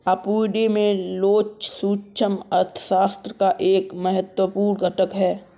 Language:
Hindi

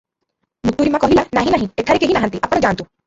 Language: Odia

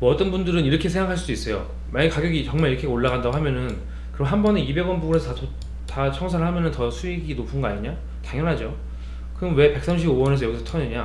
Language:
Korean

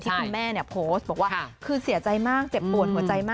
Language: Thai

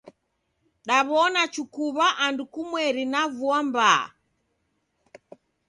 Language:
Taita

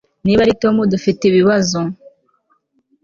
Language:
Kinyarwanda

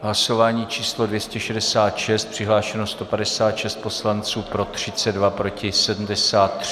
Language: Czech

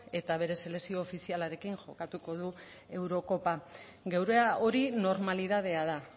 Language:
Basque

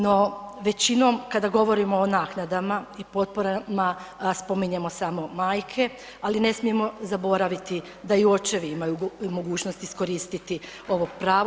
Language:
Croatian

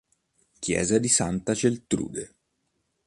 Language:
Italian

